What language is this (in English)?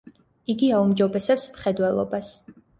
Georgian